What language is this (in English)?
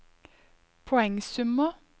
Norwegian